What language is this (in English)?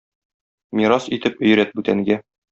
Tatar